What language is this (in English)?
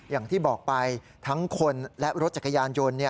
Thai